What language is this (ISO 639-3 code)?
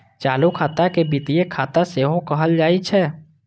mai